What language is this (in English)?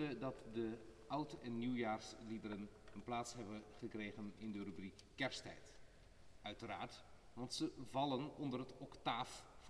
Dutch